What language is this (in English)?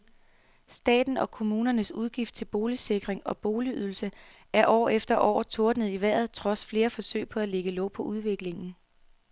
Danish